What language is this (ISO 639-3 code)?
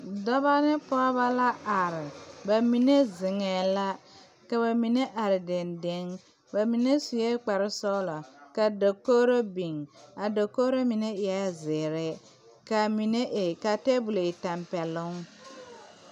dga